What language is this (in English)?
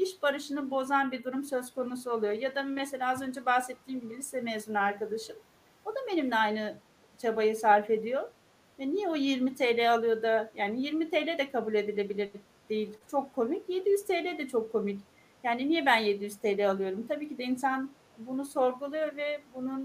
Turkish